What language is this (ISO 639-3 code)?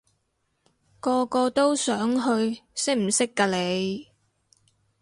yue